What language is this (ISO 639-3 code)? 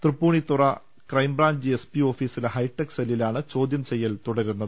mal